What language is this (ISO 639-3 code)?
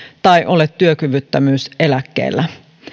fin